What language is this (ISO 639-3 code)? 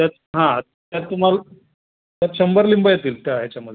mar